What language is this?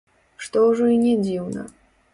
Belarusian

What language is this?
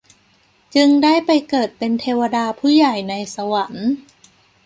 Thai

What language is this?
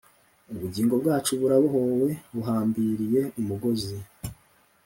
Kinyarwanda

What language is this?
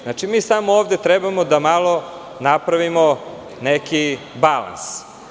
Serbian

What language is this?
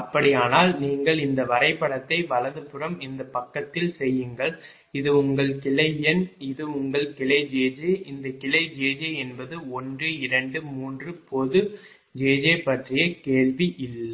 Tamil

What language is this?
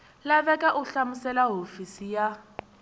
Tsonga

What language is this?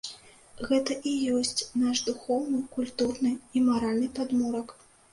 Belarusian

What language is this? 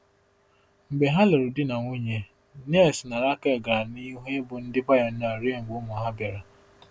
Igbo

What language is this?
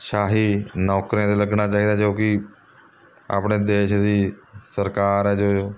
Punjabi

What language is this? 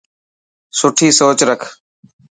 Dhatki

